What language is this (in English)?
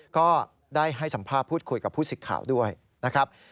Thai